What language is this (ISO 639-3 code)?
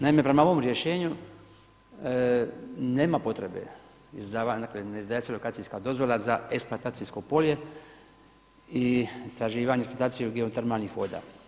hrv